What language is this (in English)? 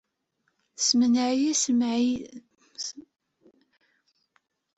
Kabyle